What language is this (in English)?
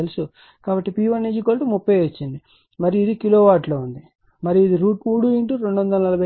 Telugu